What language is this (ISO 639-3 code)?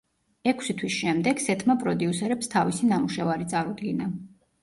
kat